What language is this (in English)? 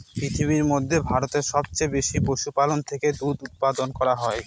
Bangla